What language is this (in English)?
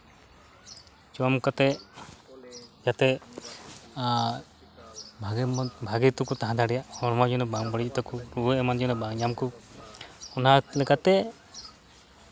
Santali